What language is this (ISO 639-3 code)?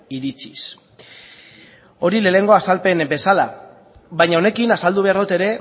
eus